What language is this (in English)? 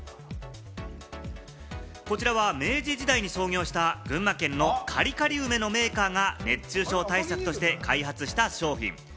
Japanese